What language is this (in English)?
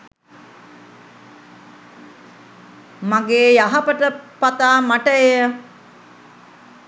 Sinhala